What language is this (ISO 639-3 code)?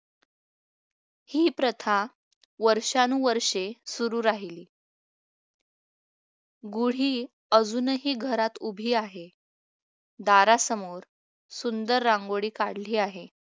mar